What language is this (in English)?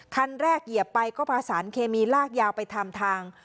Thai